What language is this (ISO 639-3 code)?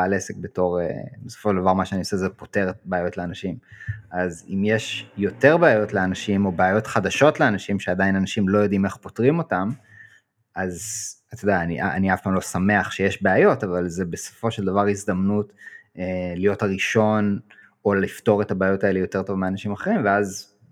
heb